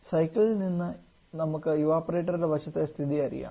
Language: Malayalam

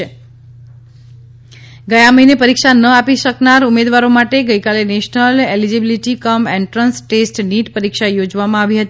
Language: Gujarati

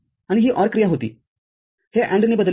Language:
Marathi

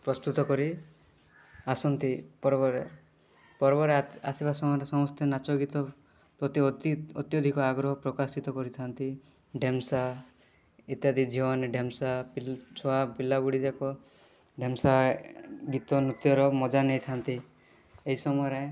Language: Odia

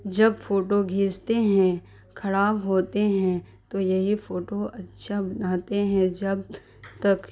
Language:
Urdu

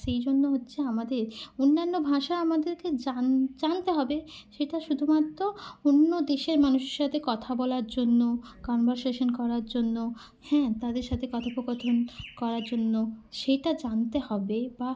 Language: Bangla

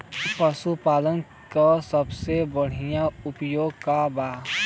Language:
Bhojpuri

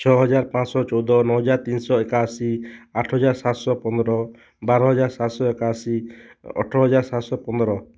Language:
Odia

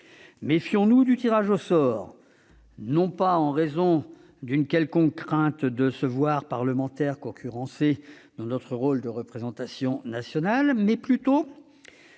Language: French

